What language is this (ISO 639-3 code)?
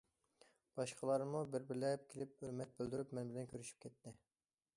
uig